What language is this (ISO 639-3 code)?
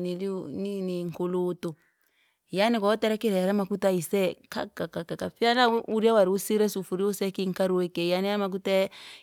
lag